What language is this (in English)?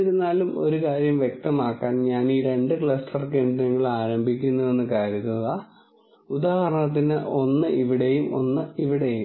Malayalam